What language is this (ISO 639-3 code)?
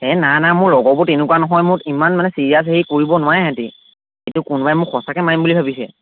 asm